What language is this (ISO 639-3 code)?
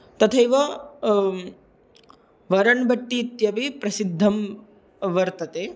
san